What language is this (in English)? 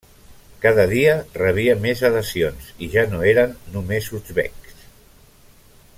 Catalan